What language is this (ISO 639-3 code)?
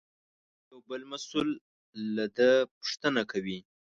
pus